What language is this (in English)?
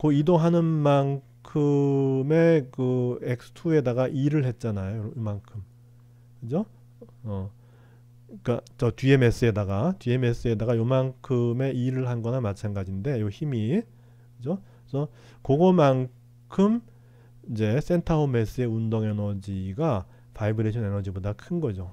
Korean